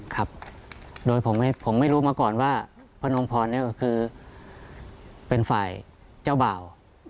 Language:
Thai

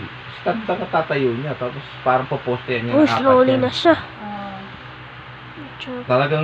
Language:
Filipino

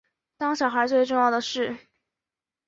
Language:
Chinese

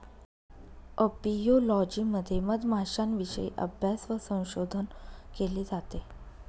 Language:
Marathi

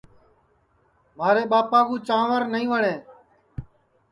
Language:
Sansi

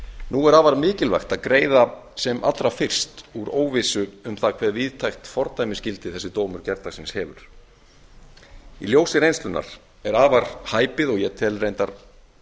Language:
Icelandic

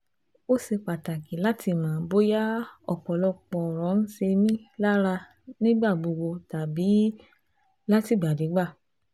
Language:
Yoruba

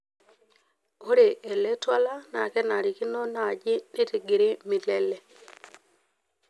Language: Masai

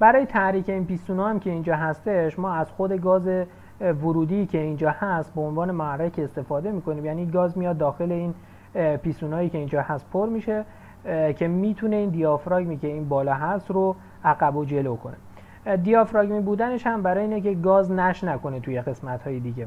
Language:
Persian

